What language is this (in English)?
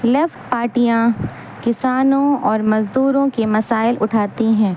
Urdu